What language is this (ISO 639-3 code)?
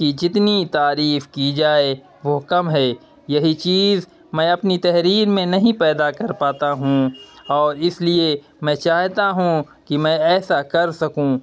urd